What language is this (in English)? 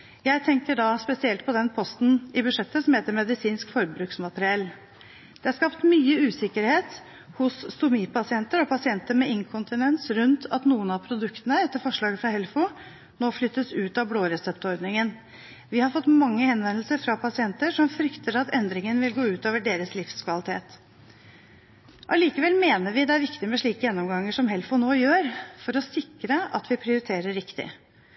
Norwegian Bokmål